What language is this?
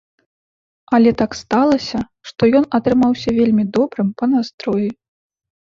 Belarusian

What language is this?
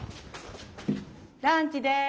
Japanese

